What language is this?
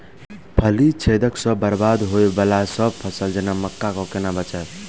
Maithili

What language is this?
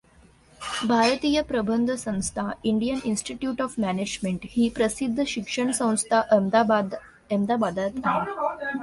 Marathi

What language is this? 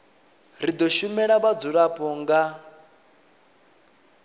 Venda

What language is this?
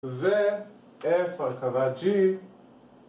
Hebrew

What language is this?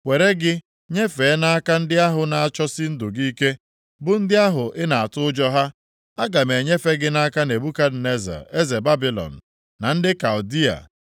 Igbo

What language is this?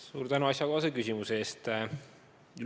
Estonian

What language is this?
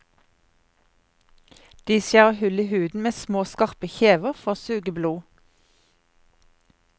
Norwegian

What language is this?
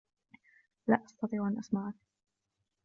Arabic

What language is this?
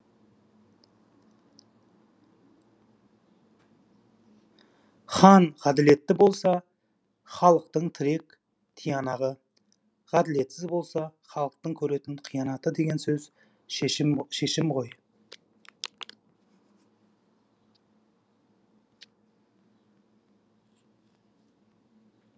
Kazakh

